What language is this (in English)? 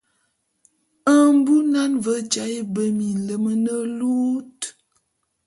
Bulu